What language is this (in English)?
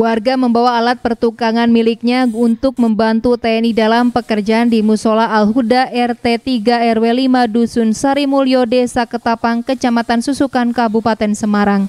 Indonesian